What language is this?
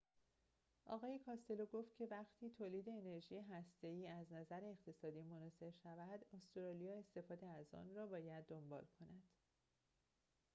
Persian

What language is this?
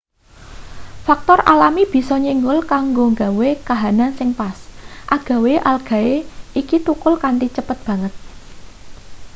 Javanese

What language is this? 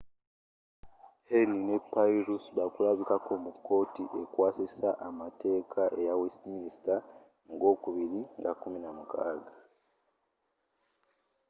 Ganda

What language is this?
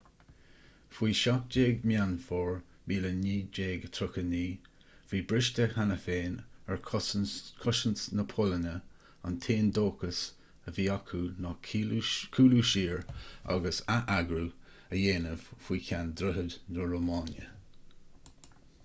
Irish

